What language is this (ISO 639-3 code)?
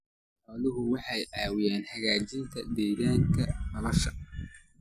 som